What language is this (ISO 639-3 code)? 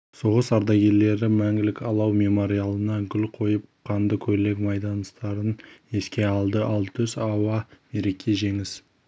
kaz